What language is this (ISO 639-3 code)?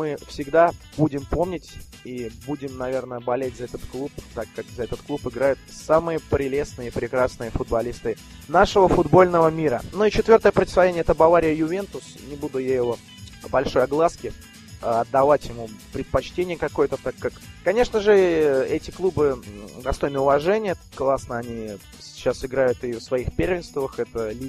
rus